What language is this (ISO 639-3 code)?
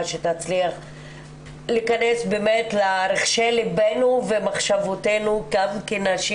heb